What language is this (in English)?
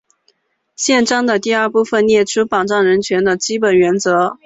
Chinese